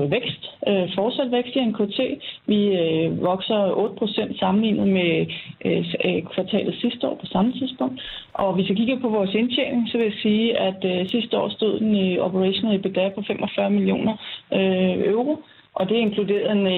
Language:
Danish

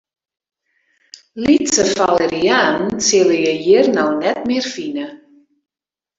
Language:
Western Frisian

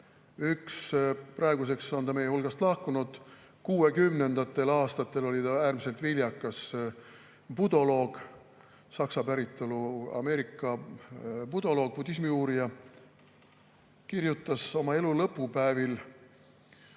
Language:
Estonian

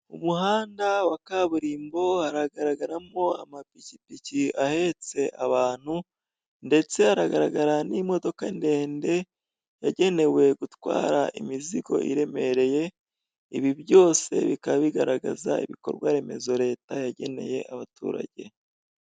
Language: Kinyarwanda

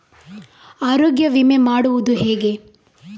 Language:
Kannada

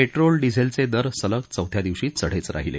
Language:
Marathi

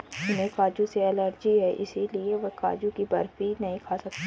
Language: Hindi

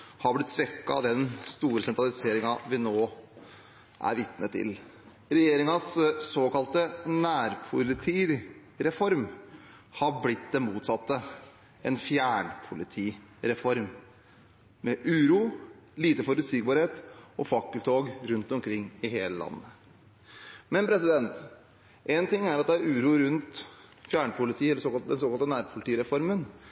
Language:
Norwegian Bokmål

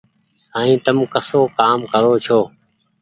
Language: Goaria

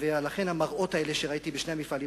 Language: Hebrew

